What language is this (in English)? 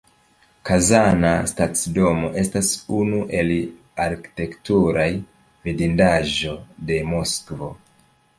Esperanto